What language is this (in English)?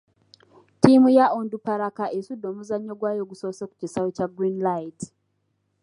Ganda